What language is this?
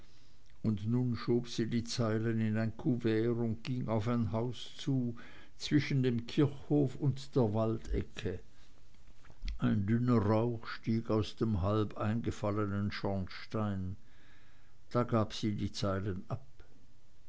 German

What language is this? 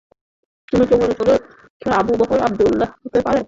Bangla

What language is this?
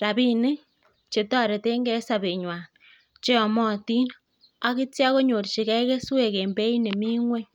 Kalenjin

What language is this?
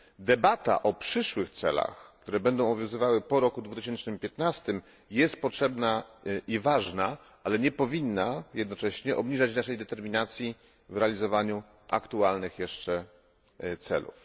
Polish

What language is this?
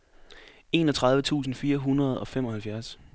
Danish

